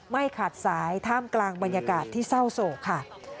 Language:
Thai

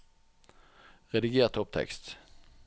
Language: Norwegian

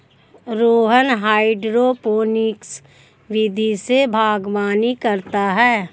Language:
Hindi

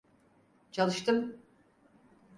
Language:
Turkish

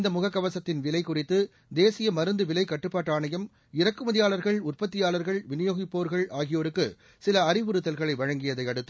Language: Tamil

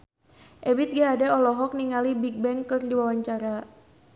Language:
Sundanese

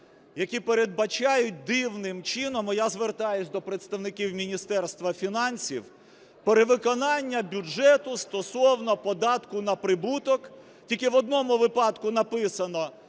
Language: Ukrainian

